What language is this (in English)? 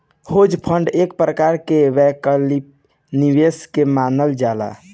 Bhojpuri